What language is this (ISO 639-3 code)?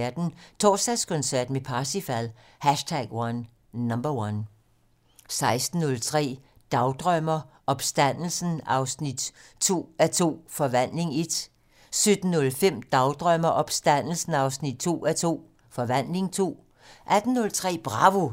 dan